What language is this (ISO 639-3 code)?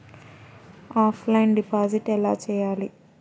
tel